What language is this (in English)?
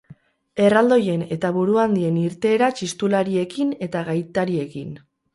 Basque